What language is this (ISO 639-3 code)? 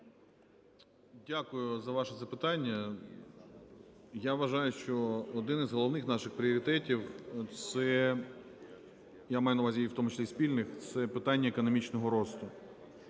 ukr